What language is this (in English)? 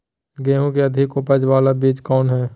Magahi